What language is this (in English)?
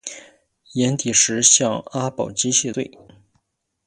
Chinese